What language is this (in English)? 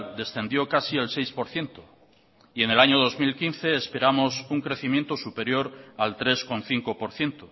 Spanish